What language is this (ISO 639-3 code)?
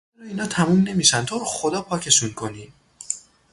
fas